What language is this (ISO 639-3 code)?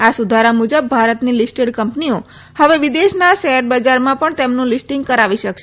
guj